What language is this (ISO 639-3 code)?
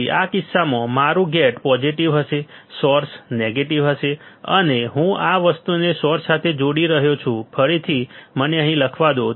guj